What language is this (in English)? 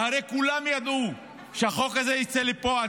Hebrew